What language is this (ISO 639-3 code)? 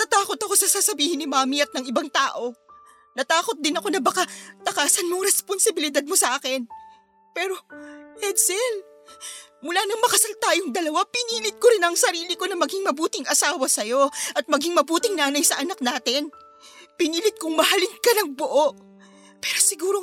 fil